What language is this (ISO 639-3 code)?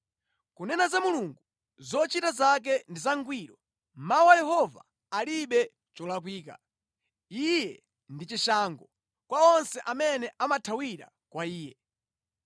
nya